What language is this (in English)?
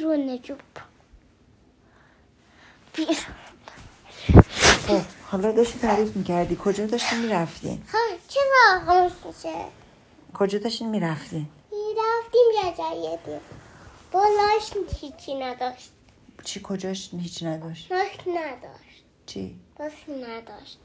Persian